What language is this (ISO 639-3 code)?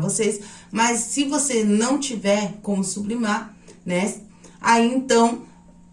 por